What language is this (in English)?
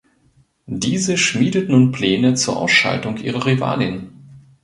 German